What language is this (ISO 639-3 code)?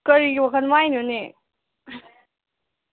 mni